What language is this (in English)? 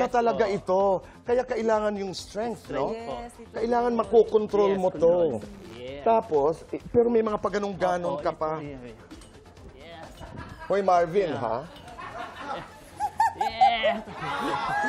Filipino